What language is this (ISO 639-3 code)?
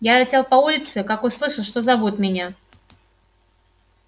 rus